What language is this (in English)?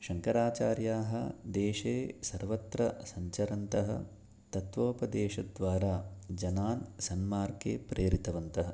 Sanskrit